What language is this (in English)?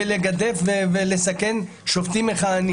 Hebrew